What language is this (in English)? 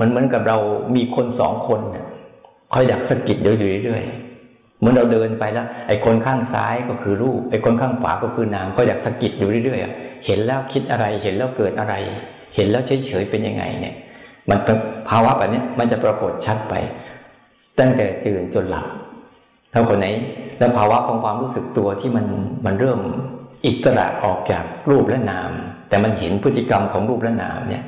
Thai